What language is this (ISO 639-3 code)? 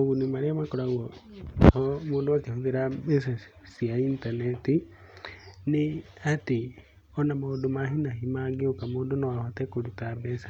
kik